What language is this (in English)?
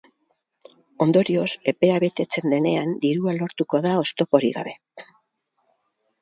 Basque